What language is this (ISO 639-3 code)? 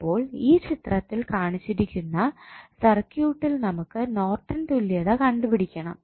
mal